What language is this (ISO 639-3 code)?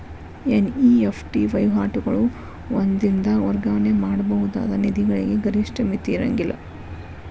kan